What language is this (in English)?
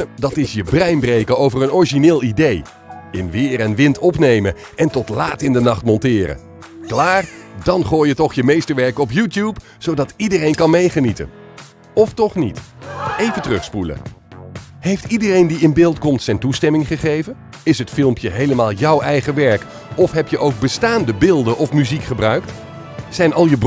Dutch